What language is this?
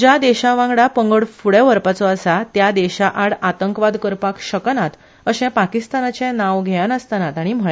Konkani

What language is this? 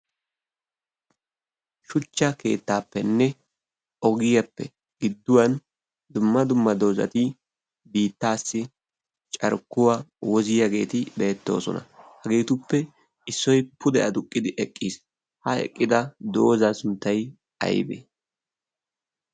Wolaytta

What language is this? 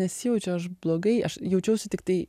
Lithuanian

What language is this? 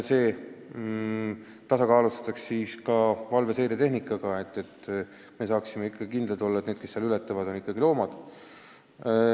Estonian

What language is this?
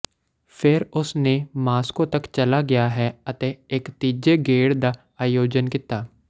Punjabi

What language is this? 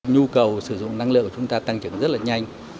Vietnamese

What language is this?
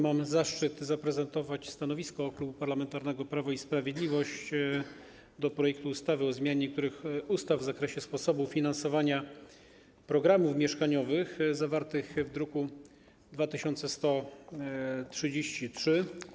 Polish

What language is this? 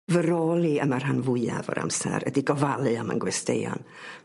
Welsh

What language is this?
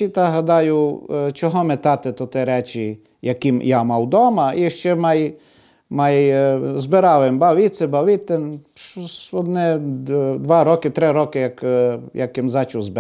Ukrainian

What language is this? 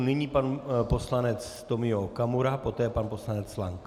Czech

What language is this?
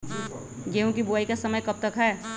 Magahi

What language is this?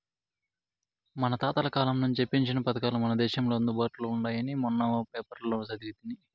Telugu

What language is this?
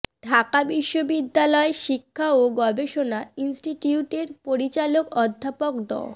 Bangla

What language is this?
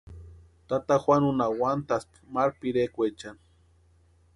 Western Highland Purepecha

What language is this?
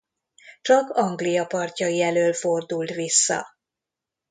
Hungarian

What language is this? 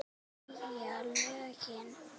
Icelandic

